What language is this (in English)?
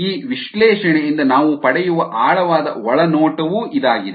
Kannada